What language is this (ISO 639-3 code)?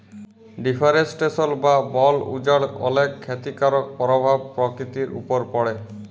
ben